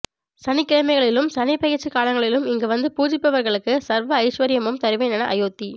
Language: Tamil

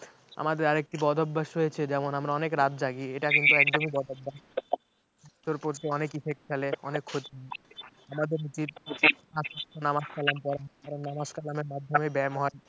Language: Bangla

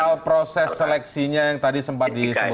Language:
Indonesian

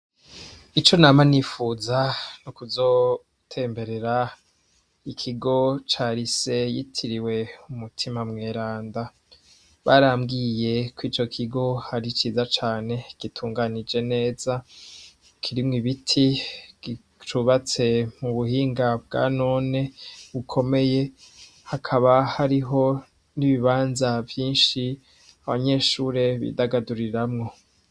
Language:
Rundi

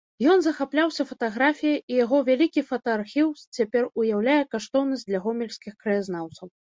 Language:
Belarusian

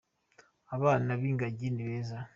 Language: Kinyarwanda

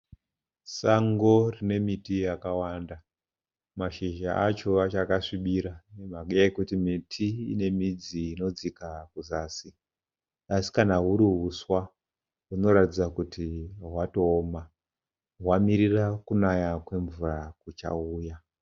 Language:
Shona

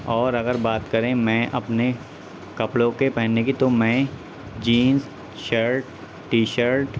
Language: Urdu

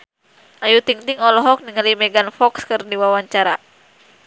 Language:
Sundanese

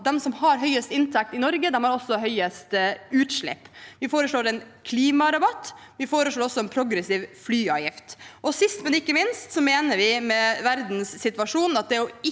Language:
Norwegian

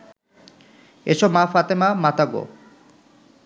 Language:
Bangla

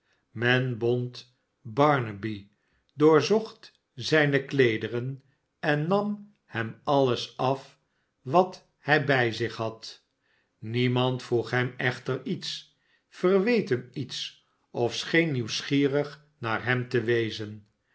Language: Dutch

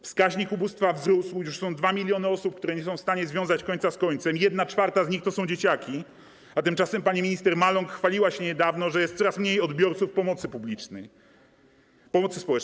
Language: Polish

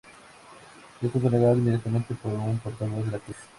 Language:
Spanish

